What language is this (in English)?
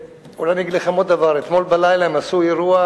Hebrew